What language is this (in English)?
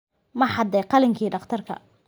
Somali